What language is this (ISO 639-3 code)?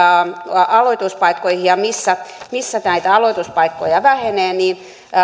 fin